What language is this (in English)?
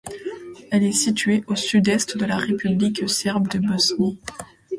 French